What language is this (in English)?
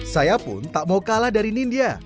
Indonesian